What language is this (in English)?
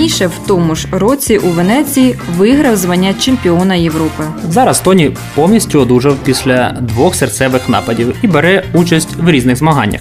Ukrainian